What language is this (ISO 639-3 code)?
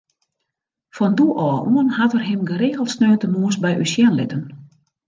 fry